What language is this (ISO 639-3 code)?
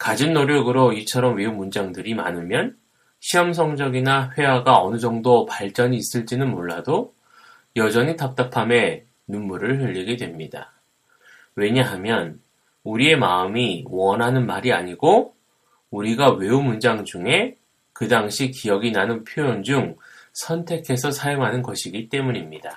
kor